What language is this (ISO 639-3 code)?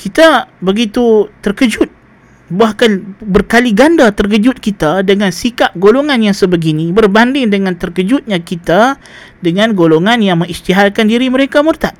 msa